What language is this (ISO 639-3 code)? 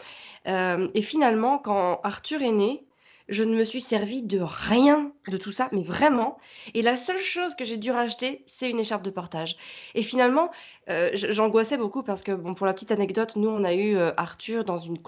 fra